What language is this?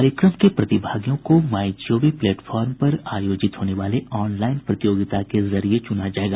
Hindi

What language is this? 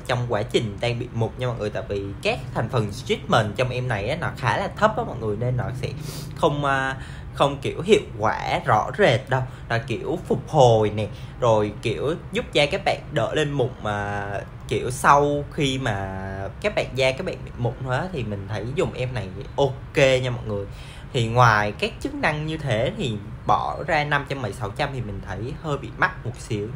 Vietnamese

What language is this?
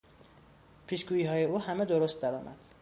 Persian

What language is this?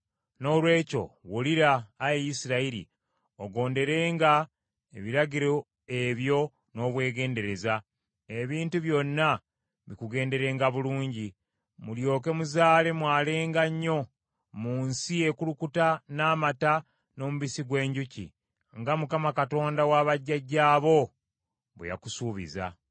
Ganda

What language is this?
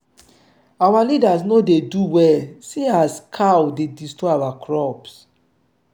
Nigerian Pidgin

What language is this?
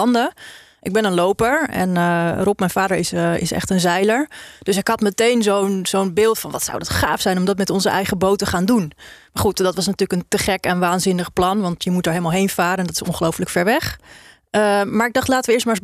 Dutch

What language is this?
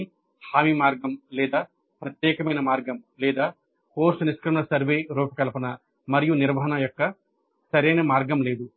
Telugu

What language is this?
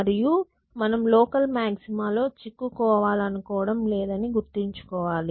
Telugu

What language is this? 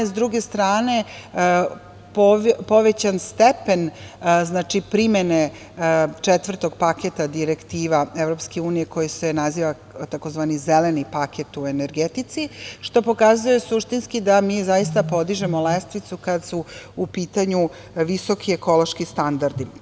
Serbian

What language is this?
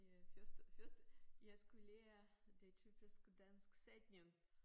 Danish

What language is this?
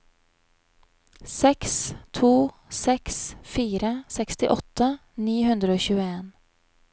Norwegian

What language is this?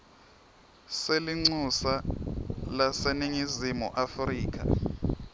Swati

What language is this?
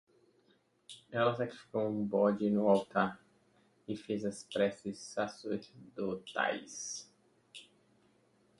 Portuguese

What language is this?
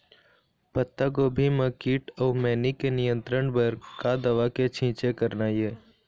Chhattisgarhi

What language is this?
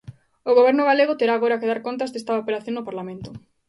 Galician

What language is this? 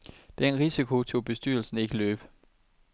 Danish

